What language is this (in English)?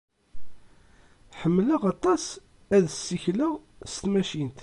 Kabyle